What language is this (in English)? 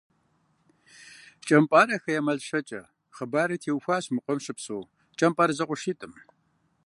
Kabardian